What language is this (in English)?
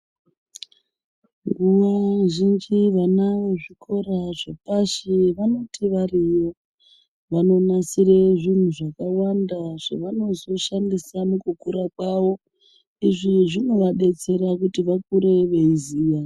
Ndau